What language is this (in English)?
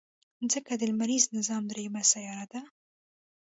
Pashto